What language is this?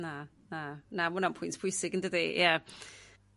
Welsh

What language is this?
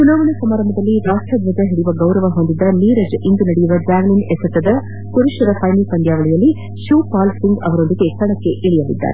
Kannada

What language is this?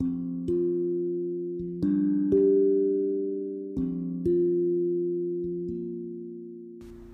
Indonesian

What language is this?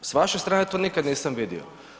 Croatian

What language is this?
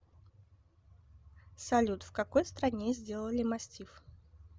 Russian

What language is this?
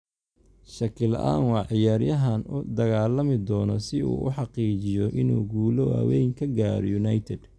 Somali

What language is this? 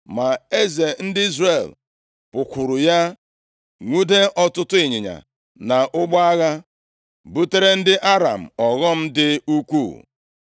Igbo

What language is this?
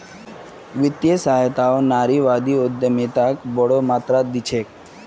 Magahi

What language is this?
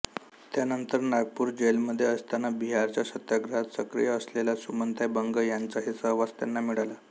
Marathi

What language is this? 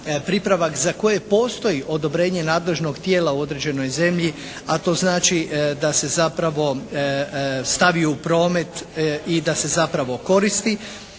Croatian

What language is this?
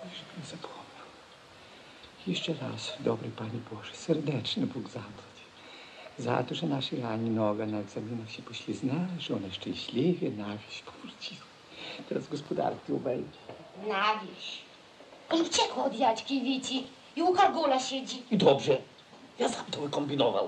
Polish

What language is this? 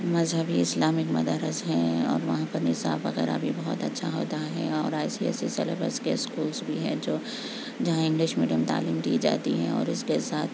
Urdu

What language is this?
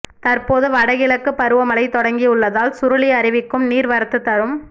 Tamil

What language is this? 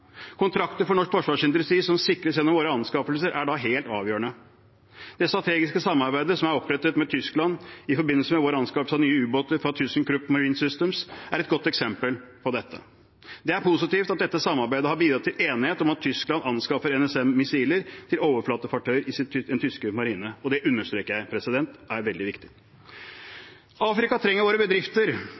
Norwegian Bokmål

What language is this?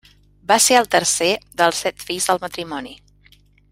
Catalan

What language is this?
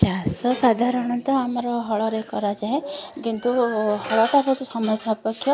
Odia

